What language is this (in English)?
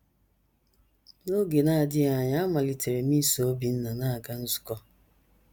Igbo